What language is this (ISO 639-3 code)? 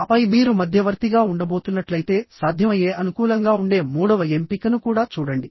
tel